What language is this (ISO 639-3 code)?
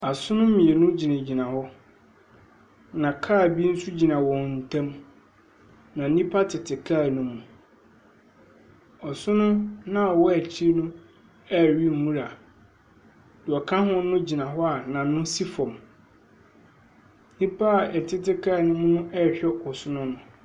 aka